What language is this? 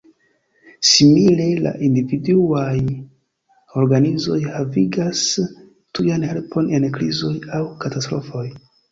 Esperanto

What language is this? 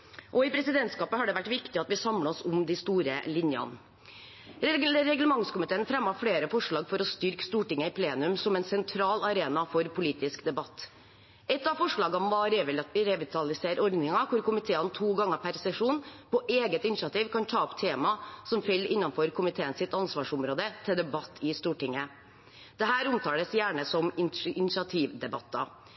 Norwegian Bokmål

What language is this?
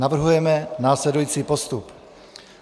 Czech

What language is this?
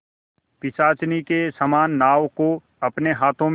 Hindi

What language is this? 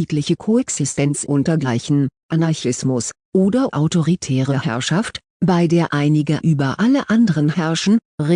German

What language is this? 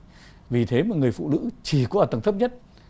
Vietnamese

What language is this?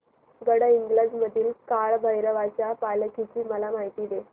Marathi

